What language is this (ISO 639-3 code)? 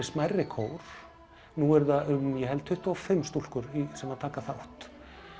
isl